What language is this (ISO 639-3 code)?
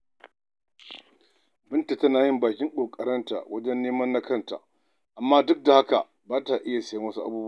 hau